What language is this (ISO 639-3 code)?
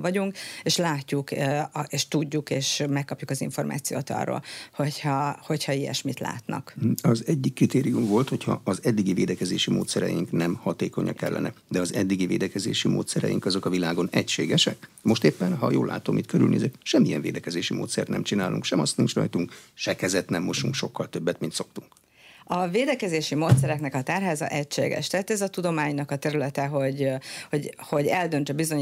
hun